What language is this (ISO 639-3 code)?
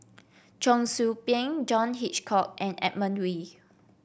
eng